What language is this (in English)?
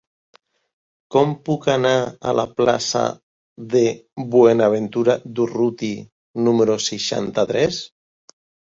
Catalan